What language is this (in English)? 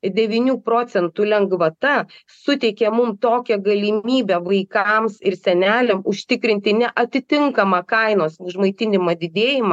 Lithuanian